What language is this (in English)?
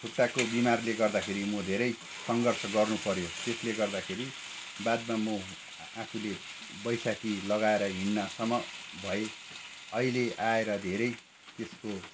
Nepali